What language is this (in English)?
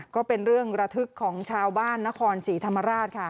Thai